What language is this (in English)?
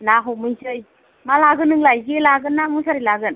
Bodo